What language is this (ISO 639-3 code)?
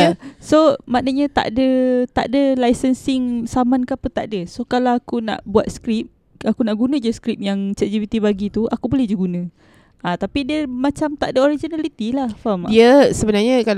msa